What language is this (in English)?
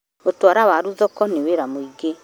Kikuyu